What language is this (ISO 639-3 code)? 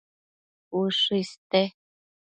mcf